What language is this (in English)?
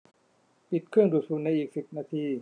Thai